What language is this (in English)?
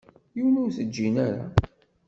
Kabyle